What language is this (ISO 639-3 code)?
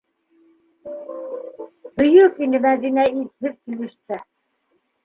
bak